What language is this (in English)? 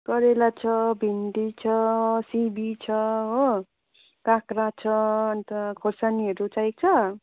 Nepali